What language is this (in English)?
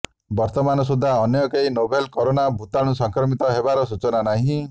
Odia